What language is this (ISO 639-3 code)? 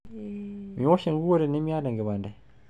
mas